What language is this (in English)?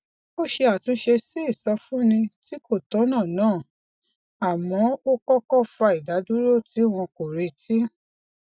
Yoruba